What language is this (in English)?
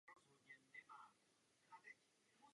Czech